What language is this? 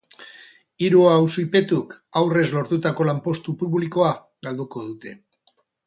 Basque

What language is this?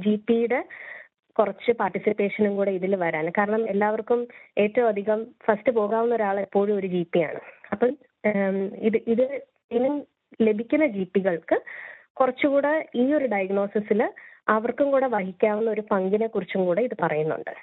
Malayalam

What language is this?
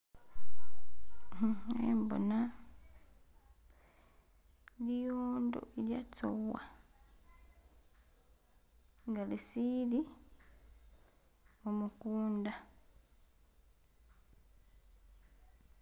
Masaaba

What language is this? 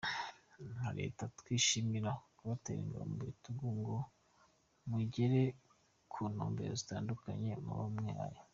Kinyarwanda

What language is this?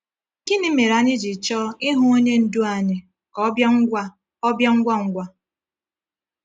Igbo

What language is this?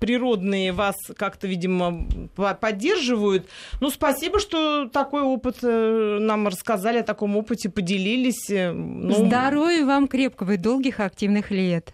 Russian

